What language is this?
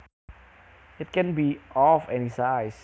Javanese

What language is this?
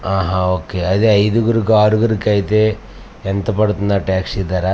Telugu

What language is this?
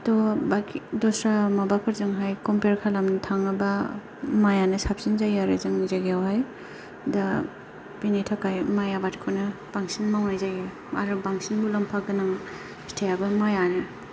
Bodo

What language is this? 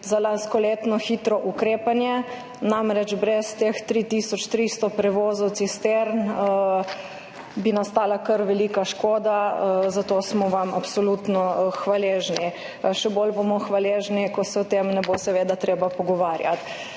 Slovenian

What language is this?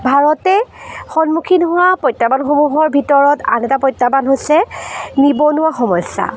Assamese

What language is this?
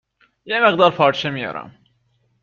Persian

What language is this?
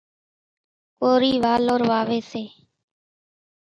Kachi Koli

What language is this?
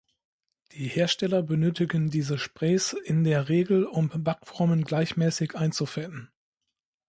German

